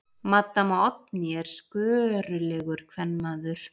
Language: Icelandic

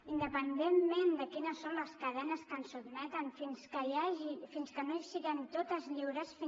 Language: Catalan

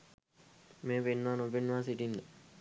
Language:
Sinhala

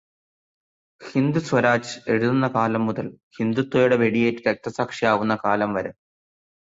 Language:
Malayalam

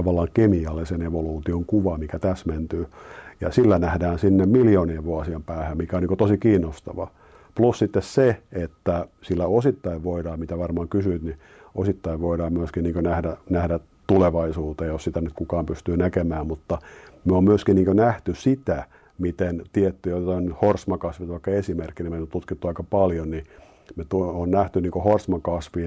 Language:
Finnish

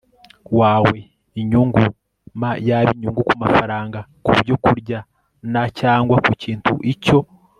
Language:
Kinyarwanda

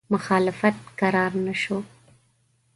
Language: Pashto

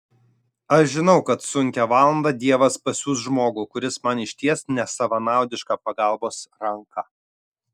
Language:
Lithuanian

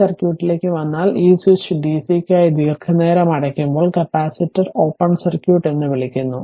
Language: Malayalam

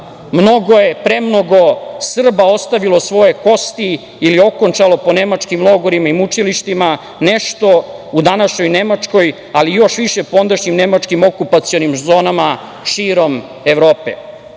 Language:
Serbian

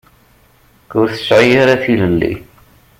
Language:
Kabyle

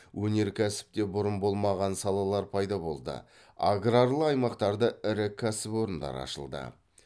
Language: Kazakh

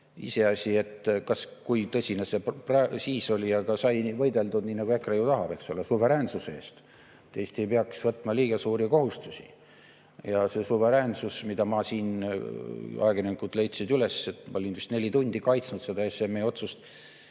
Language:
Estonian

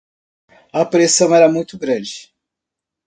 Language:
Portuguese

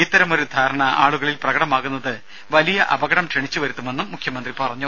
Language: Malayalam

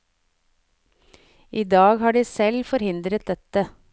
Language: Norwegian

